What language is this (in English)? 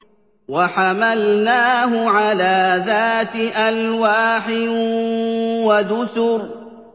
Arabic